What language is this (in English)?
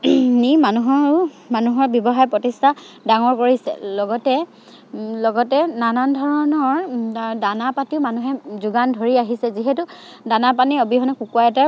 Assamese